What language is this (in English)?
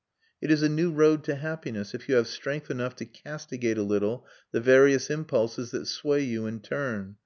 English